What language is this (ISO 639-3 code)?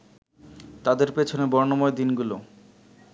ben